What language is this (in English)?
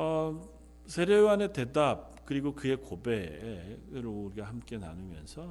Korean